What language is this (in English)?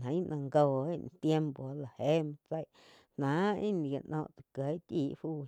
Quiotepec Chinantec